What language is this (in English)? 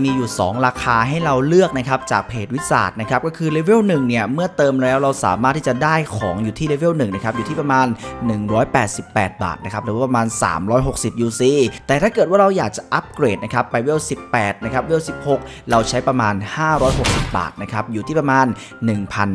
Thai